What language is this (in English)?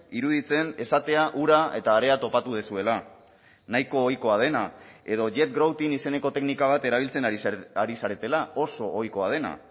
Basque